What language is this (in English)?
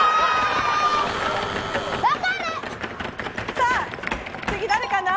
Japanese